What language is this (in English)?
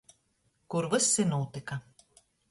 Latgalian